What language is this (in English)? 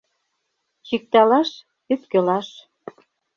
Mari